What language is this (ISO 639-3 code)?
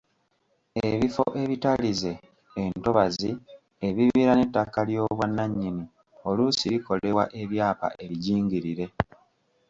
lug